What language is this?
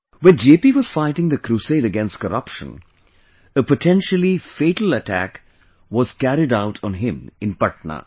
English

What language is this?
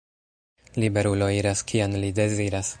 Esperanto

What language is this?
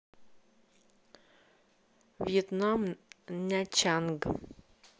Russian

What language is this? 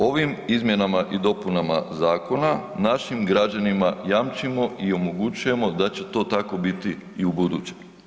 Croatian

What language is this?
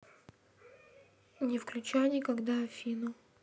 Russian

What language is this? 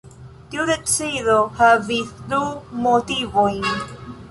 Esperanto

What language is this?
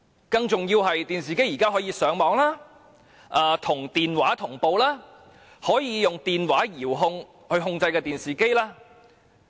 Cantonese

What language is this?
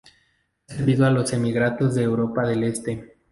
Spanish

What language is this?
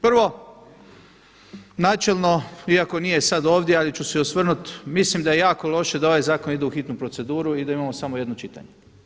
Croatian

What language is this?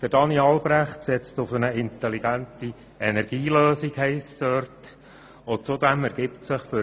Swiss German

